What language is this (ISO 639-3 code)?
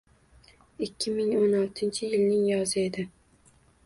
uzb